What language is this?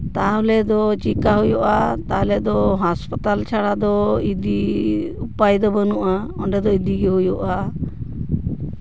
Santali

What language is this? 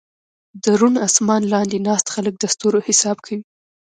Pashto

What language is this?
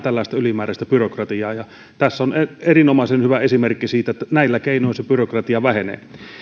Finnish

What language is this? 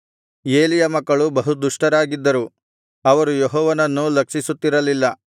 Kannada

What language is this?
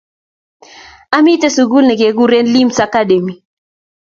Kalenjin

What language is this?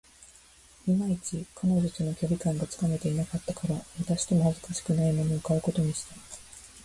Japanese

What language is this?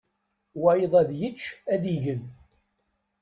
Kabyle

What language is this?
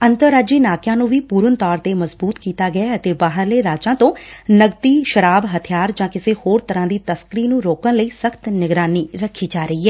Punjabi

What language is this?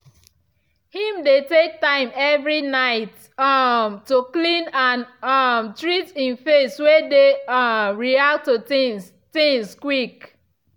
Nigerian Pidgin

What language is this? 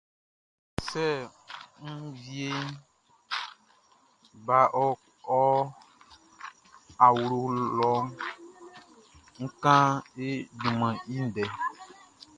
Baoulé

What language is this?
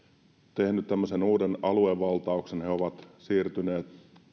Finnish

